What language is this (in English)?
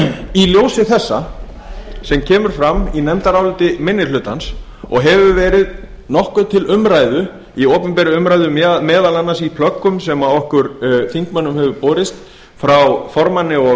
Icelandic